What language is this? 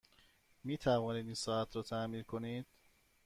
Persian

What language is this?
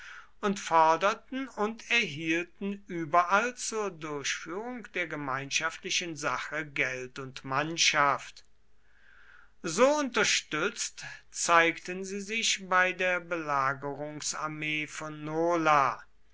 German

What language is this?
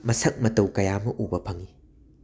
Manipuri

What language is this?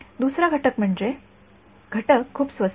Marathi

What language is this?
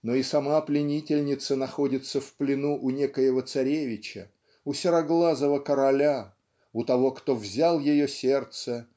Russian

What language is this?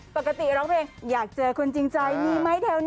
Thai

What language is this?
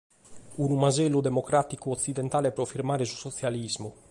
Sardinian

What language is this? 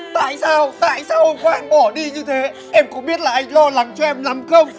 Vietnamese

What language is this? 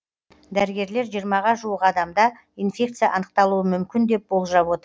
Kazakh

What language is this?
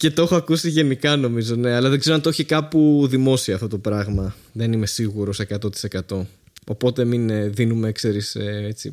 Greek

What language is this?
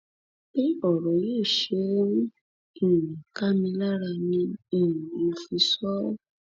Yoruba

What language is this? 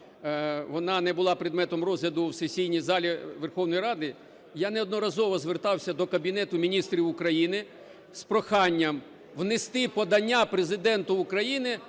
Ukrainian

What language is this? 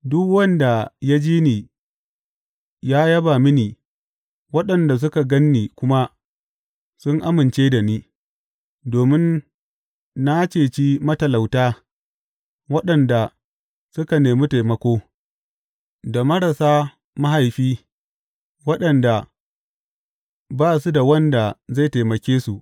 Hausa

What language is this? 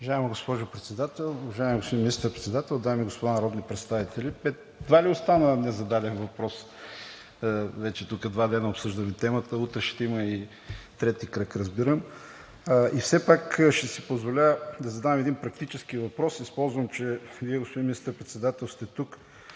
Bulgarian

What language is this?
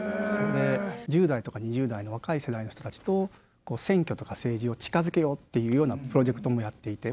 Japanese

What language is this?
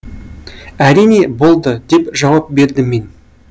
Kazakh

